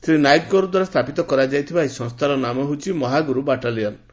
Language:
Odia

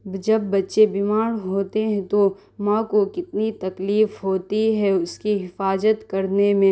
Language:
Urdu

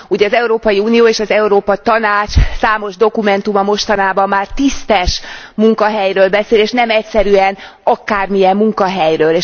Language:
Hungarian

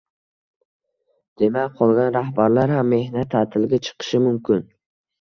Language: Uzbek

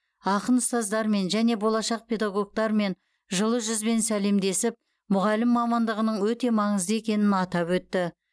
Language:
Kazakh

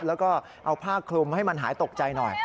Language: Thai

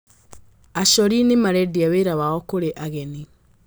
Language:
Kikuyu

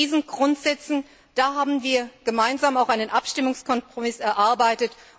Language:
German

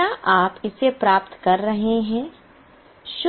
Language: Hindi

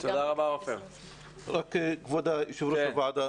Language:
Hebrew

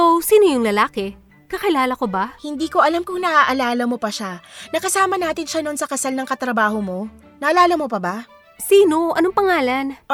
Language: Filipino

